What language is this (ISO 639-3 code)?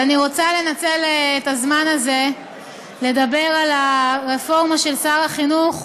heb